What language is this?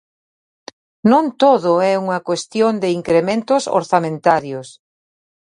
Galician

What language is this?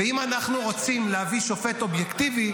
Hebrew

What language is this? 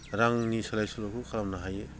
Bodo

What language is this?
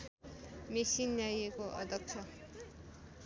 Nepali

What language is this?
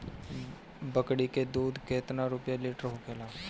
Bhojpuri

